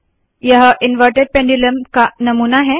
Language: Hindi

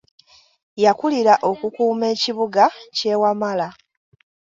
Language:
Ganda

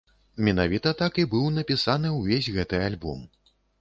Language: Belarusian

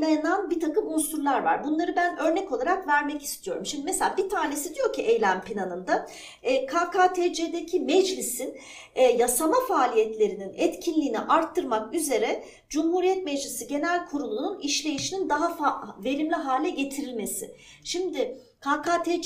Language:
Turkish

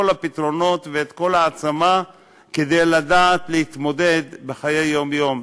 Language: Hebrew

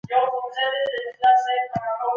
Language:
Pashto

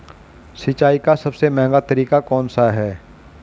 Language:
Hindi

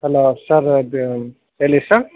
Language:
Kannada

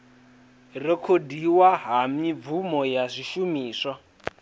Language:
Venda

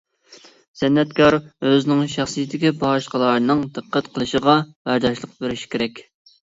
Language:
Uyghur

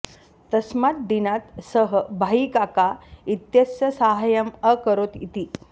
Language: Sanskrit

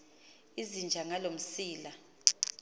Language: Xhosa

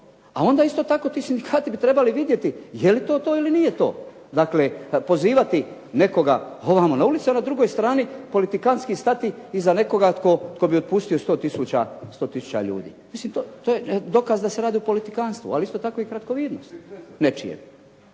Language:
Croatian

